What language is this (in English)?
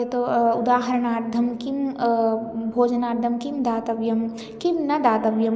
Sanskrit